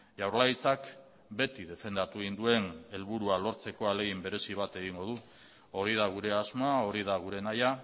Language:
Basque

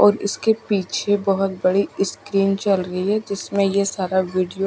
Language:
Hindi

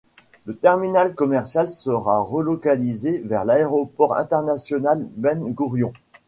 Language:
French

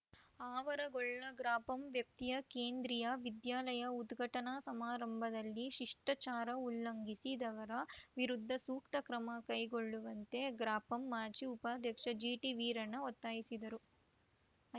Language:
Kannada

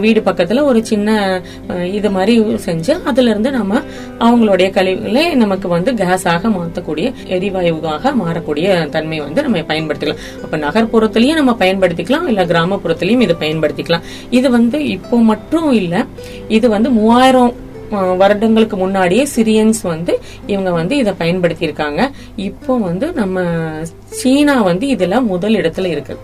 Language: Tamil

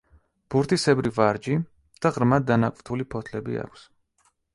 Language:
Georgian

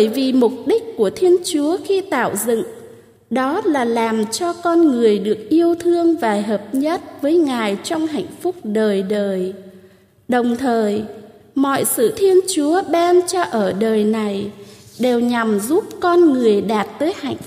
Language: Vietnamese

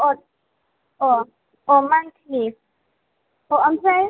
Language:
Bodo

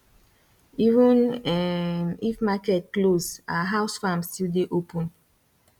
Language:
Nigerian Pidgin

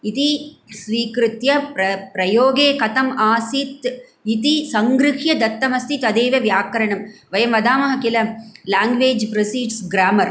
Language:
Sanskrit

